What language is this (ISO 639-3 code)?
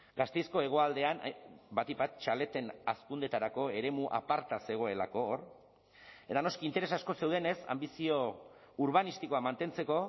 eus